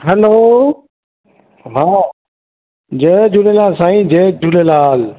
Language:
Sindhi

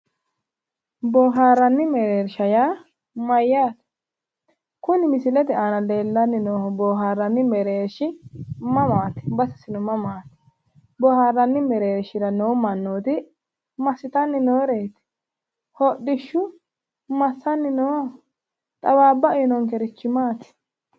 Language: Sidamo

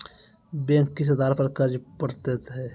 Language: Maithili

